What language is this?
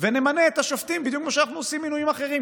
Hebrew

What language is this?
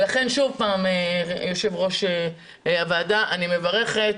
Hebrew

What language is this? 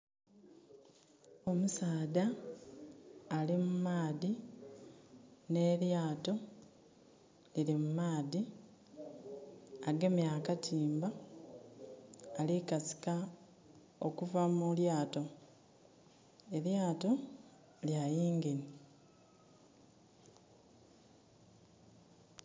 Soga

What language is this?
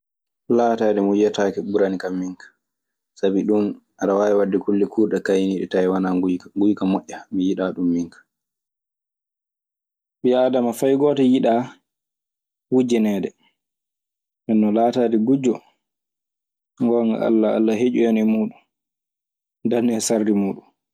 Maasina Fulfulde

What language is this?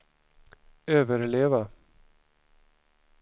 Swedish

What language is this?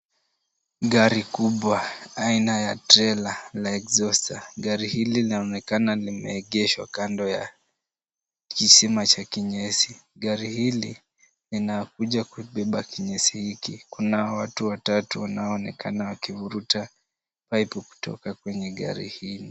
Swahili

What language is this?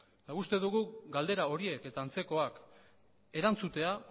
Basque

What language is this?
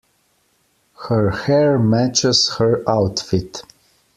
English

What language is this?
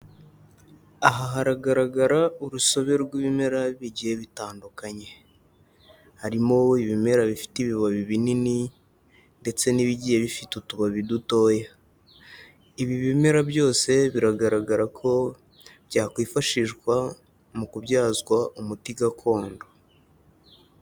Kinyarwanda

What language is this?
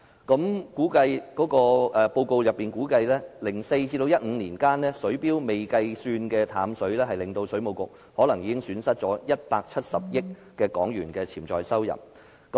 Cantonese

